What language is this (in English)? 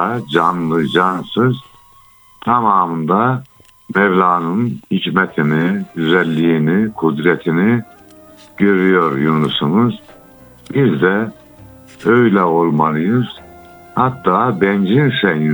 Turkish